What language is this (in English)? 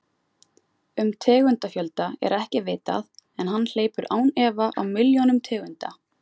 Icelandic